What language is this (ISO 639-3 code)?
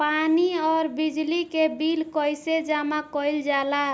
bho